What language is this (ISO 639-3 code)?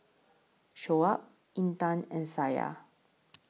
eng